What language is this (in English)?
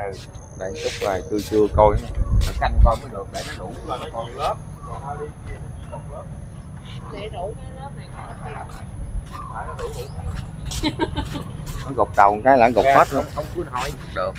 Vietnamese